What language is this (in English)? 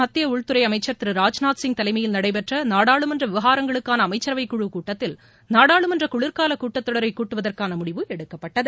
Tamil